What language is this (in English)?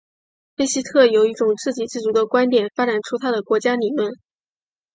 Chinese